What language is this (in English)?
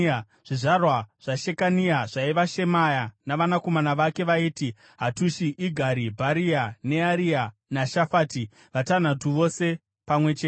Shona